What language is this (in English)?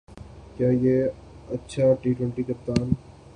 Urdu